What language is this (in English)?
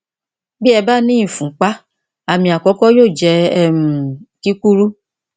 Yoruba